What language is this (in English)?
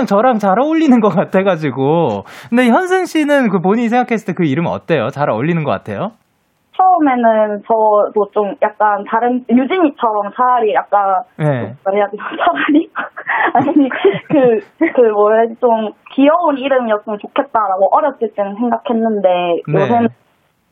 Korean